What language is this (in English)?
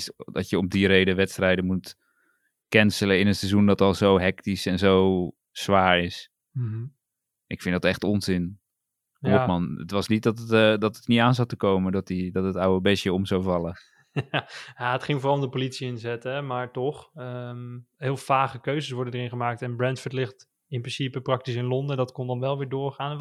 Dutch